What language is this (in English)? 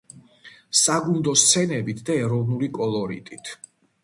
Georgian